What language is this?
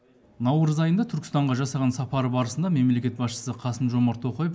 Kazakh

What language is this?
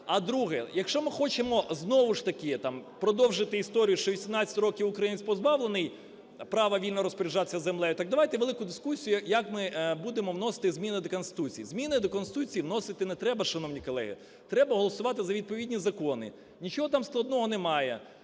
Ukrainian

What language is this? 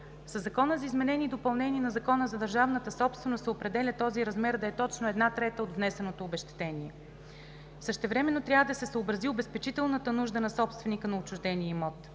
Bulgarian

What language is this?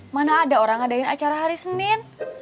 Indonesian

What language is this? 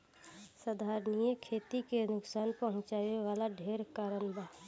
Bhojpuri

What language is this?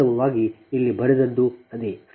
Kannada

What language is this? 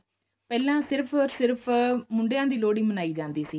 Punjabi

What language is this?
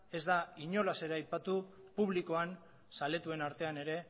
Basque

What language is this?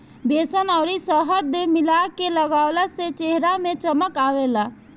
Bhojpuri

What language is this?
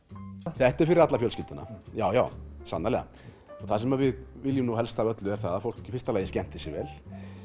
Icelandic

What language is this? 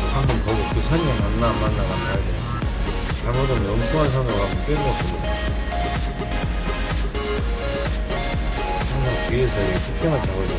Korean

